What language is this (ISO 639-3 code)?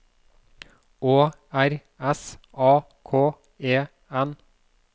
nor